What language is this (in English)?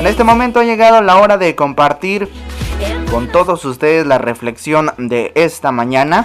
Spanish